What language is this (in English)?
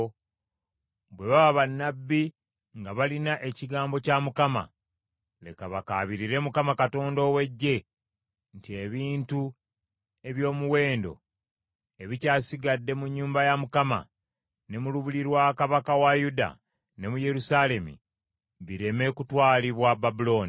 Ganda